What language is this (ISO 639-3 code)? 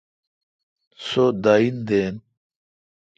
xka